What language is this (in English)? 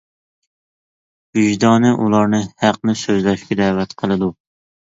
Uyghur